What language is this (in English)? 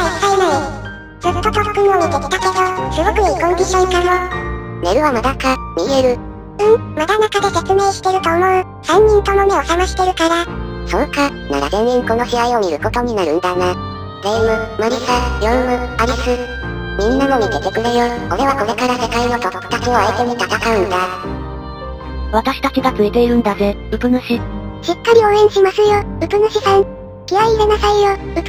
Japanese